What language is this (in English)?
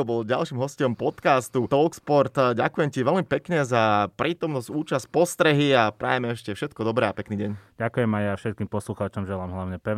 Slovak